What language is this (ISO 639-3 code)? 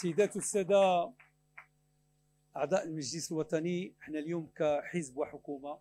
ara